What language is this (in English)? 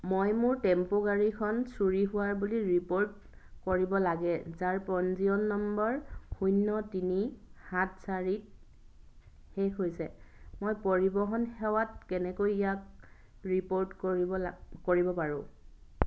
Assamese